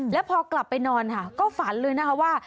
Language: Thai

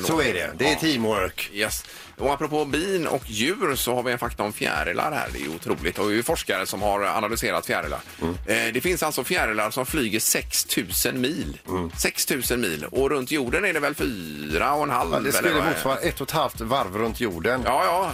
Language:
Swedish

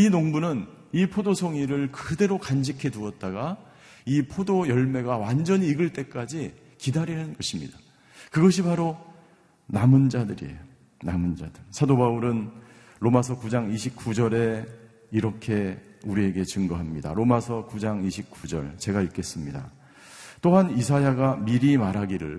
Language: Korean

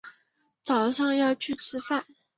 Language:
Chinese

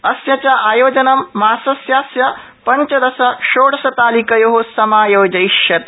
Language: Sanskrit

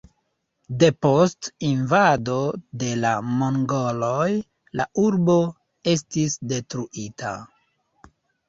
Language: Esperanto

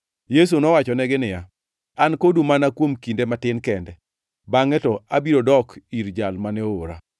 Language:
Luo (Kenya and Tanzania)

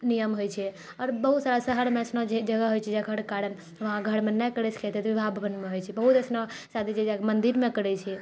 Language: Maithili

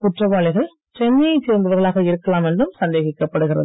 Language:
Tamil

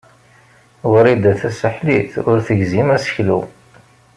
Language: Kabyle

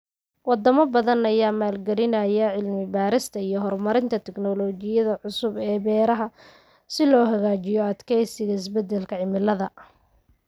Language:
Somali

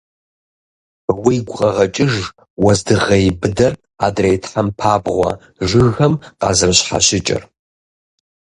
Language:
Kabardian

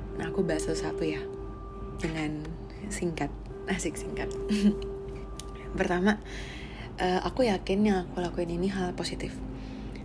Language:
Indonesian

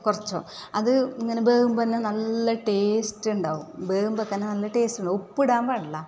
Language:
Malayalam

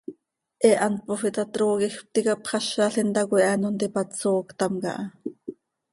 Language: Seri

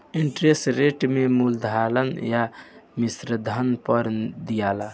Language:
Bhojpuri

